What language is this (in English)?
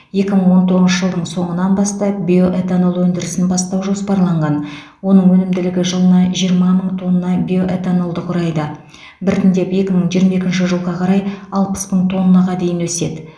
Kazakh